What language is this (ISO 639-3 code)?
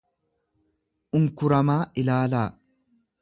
orm